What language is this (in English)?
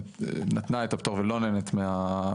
Hebrew